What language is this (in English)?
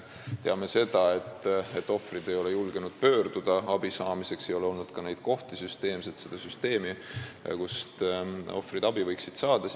Estonian